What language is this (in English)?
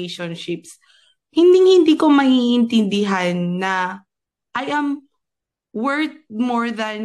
Filipino